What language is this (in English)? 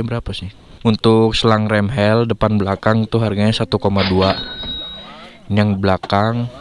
Indonesian